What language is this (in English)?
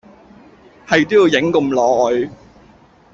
Cantonese